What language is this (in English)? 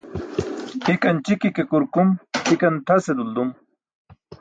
Burushaski